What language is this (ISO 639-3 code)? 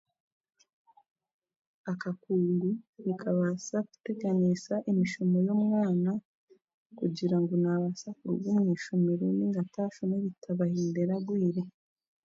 cgg